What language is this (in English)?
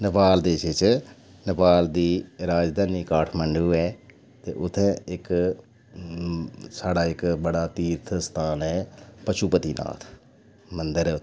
Dogri